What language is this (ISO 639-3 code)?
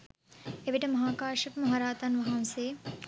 sin